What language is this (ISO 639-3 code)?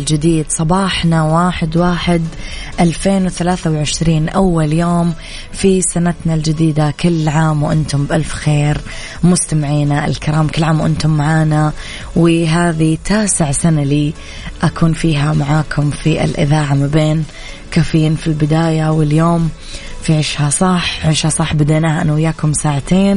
ara